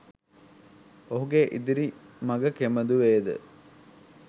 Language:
Sinhala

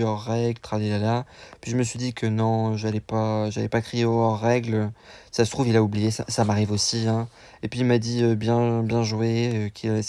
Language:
French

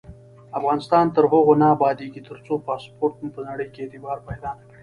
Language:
Pashto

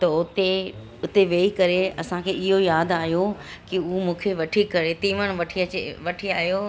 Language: Sindhi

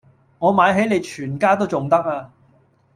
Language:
Cantonese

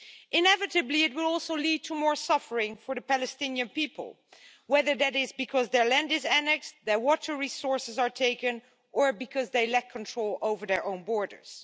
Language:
English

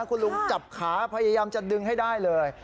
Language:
Thai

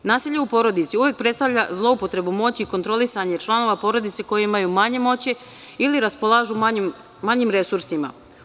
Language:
Serbian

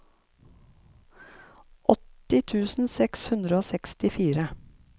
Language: Norwegian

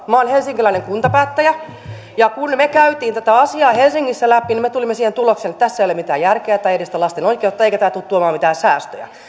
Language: Finnish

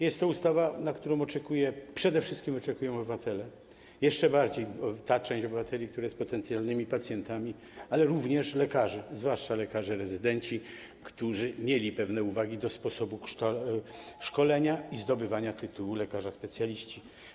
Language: Polish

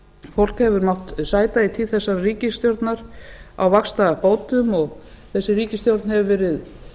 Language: Icelandic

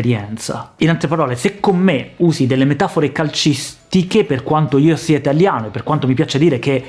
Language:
Italian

